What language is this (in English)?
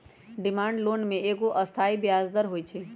Magahi